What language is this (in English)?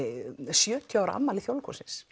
Icelandic